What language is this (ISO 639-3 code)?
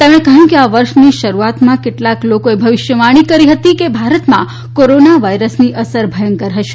guj